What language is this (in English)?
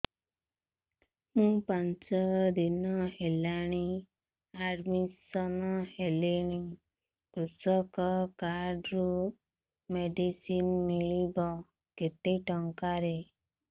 Odia